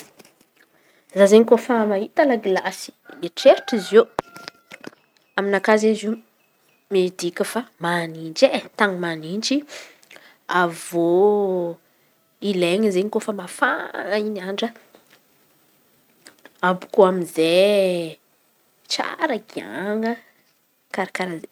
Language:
Antankarana Malagasy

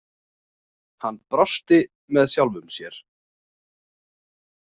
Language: Icelandic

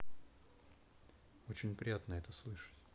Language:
Russian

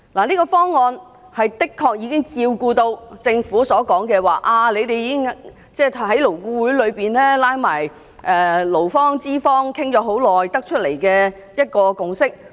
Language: Cantonese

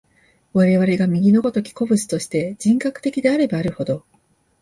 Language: Japanese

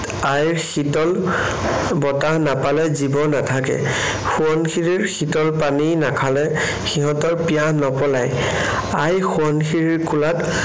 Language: Assamese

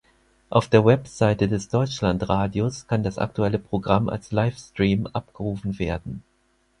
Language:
German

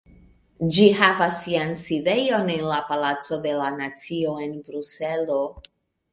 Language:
Esperanto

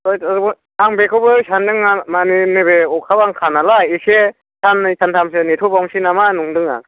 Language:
Bodo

